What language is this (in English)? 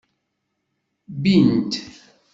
Kabyle